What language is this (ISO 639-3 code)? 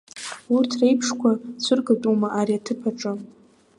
abk